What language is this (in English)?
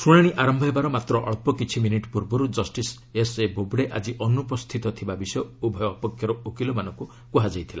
Odia